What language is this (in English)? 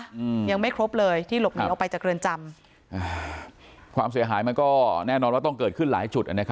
Thai